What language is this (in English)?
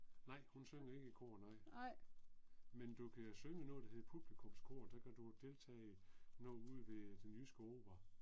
Danish